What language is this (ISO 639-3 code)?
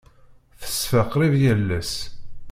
kab